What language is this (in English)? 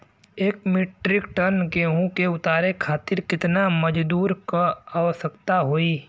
Bhojpuri